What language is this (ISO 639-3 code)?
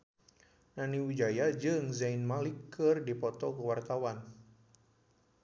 sun